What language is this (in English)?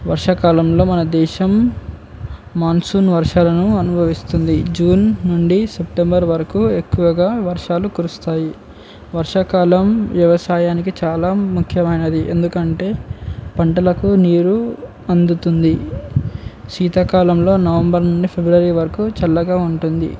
Telugu